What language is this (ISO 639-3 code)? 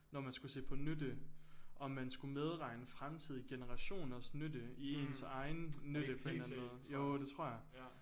dan